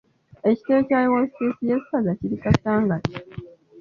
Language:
Ganda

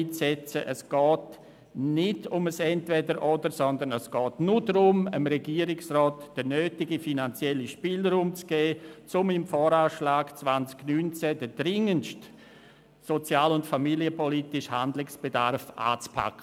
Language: Swiss German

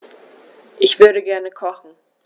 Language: German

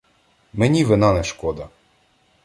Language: Ukrainian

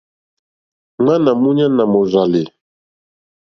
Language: Mokpwe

